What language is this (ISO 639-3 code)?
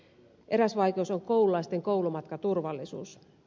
fin